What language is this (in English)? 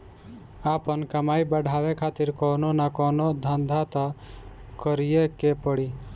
Bhojpuri